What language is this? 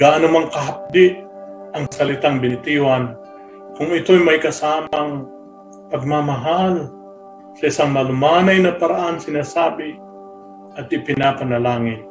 Filipino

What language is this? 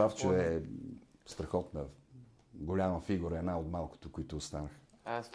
Bulgarian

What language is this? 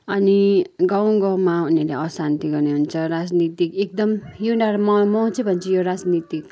Nepali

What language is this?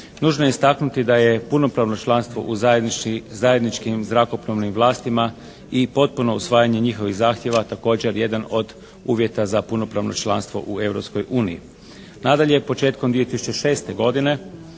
Croatian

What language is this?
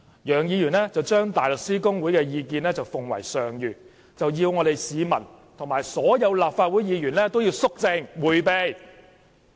Cantonese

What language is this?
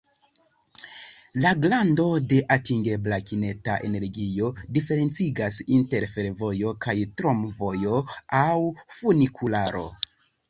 Esperanto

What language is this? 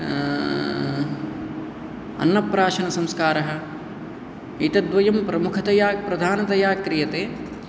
Sanskrit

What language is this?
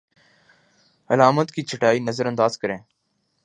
Urdu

